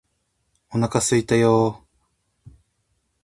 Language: Japanese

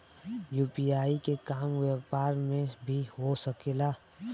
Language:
Bhojpuri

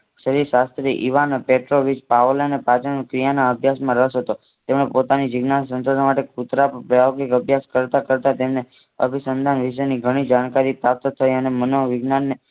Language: Gujarati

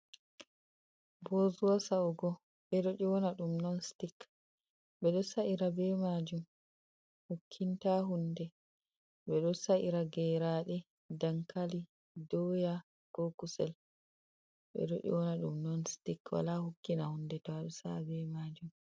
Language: Fula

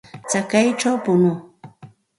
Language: Santa Ana de Tusi Pasco Quechua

